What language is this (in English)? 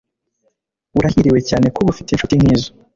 Kinyarwanda